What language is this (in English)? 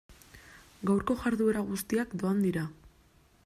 Basque